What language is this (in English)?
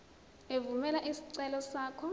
Zulu